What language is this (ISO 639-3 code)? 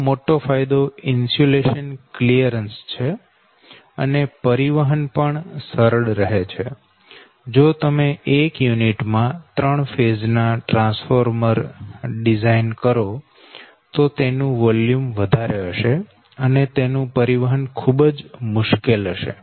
guj